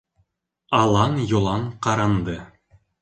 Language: Bashkir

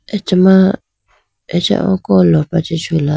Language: Idu-Mishmi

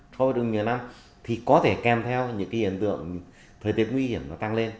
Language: Vietnamese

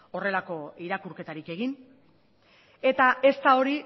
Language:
Basque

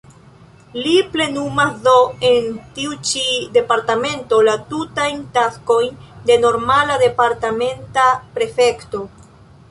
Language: Esperanto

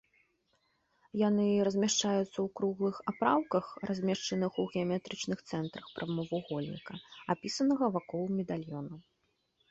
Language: Belarusian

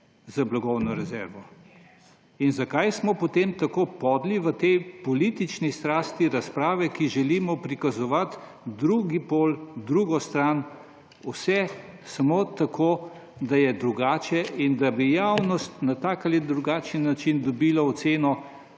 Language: Slovenian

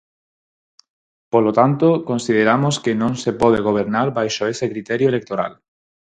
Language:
Galician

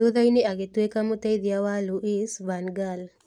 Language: Kikuyu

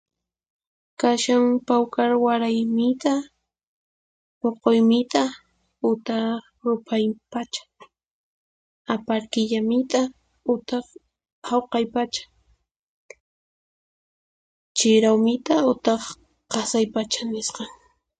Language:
Puno Quechua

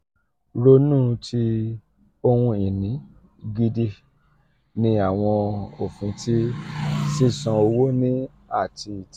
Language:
Yoruba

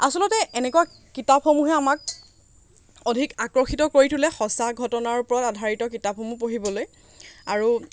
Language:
Assamese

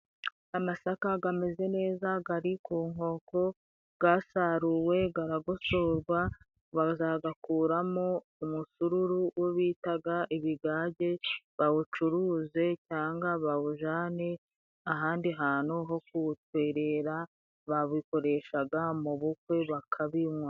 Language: Kinyarwanda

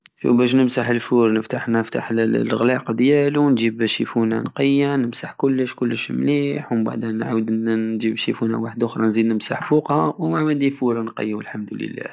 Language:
Algerian Saharan Arabic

